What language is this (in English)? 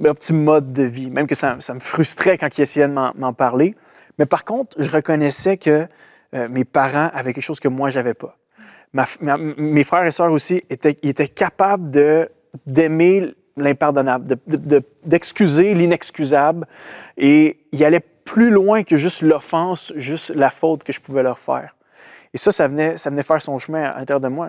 French